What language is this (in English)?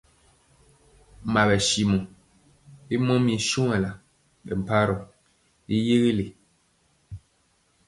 Mpiemo